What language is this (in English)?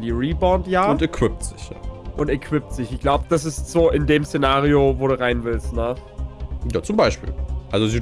German